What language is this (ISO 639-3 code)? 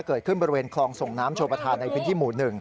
tha